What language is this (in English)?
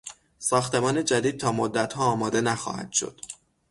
Persian